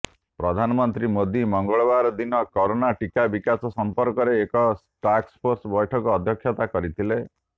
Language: Odia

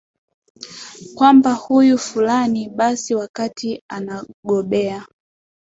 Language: Swahili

